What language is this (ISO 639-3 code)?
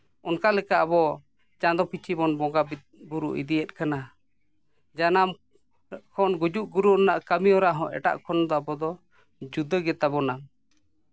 sat